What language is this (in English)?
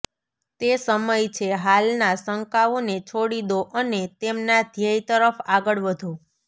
Gujarati